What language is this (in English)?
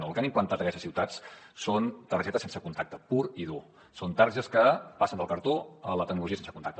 Catalan